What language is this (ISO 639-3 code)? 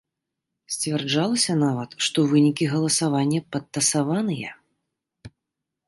bel